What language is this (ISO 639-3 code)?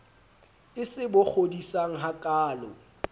sot